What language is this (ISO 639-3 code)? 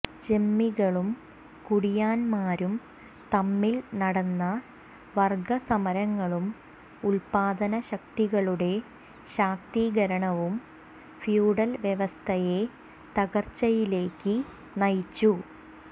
mal